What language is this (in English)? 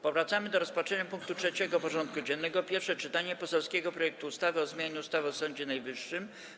Polish